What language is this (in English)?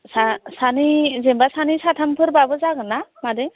Bodo